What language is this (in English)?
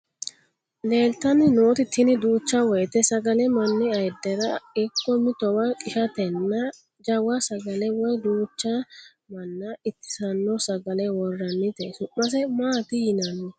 Sidamo